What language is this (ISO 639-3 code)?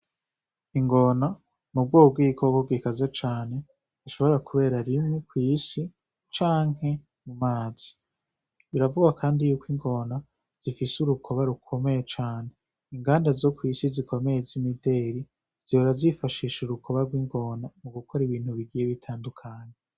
run